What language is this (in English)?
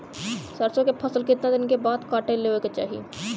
Bhojpuri